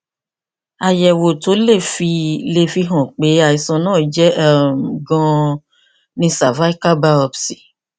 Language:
Yoruba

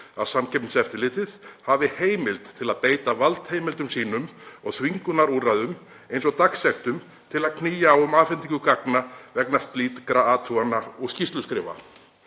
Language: Icelandic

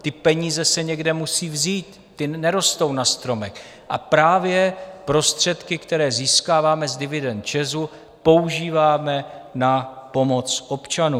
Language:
Czech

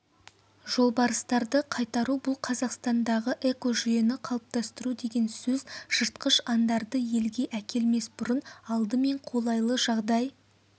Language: Kazakh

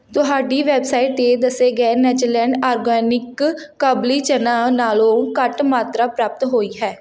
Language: Punjabi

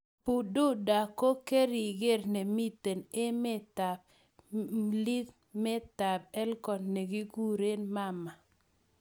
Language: Kalenjin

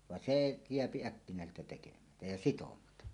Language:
Finnish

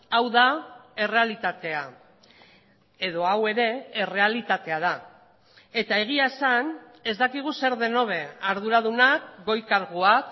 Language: Basque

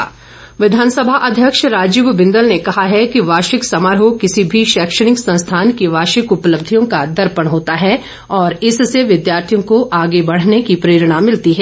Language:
Hindi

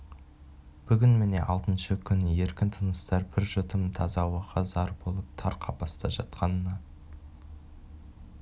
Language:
Kazakh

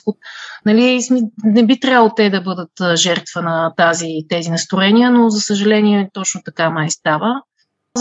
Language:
Bulgarian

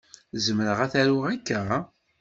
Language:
Kabyle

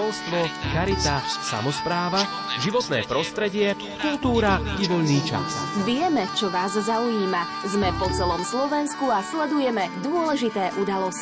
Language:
Slovak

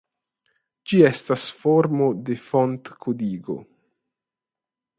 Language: Esperanto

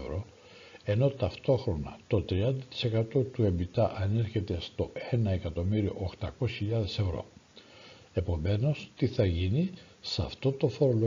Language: Greek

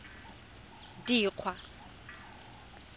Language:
Tswana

